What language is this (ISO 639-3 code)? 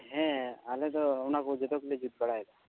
sat